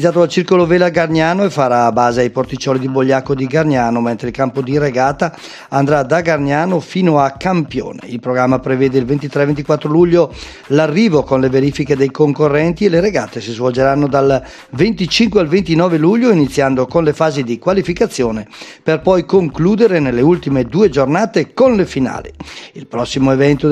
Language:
Italian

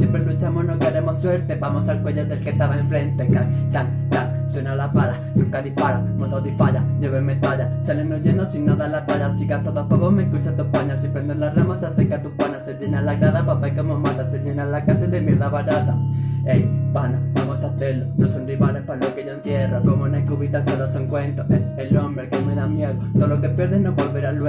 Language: Spanish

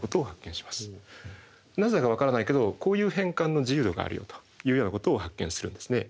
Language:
Japanese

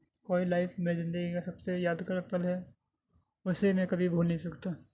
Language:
Urdu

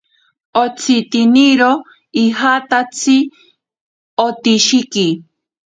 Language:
Ashéninka Perené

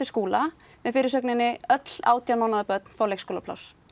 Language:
Icelandic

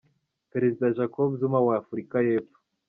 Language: Kinyarwanda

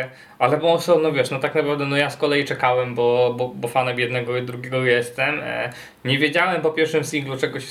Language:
Polish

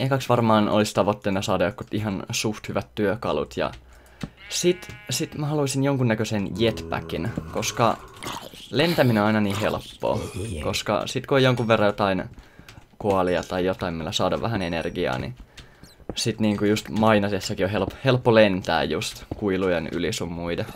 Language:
Finnish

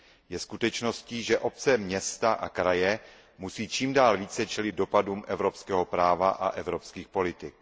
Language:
Czech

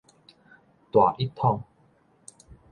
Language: Min Nan Chinese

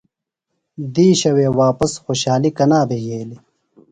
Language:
Phalura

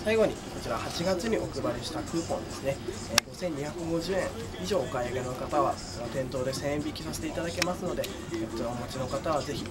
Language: Japanese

